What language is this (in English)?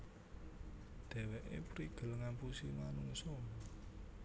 Javanese